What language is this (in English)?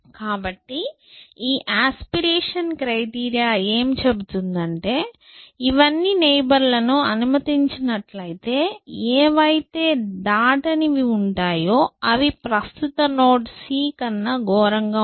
Telugu